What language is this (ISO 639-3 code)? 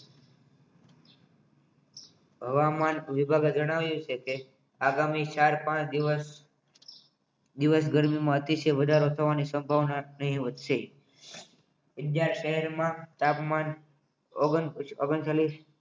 guj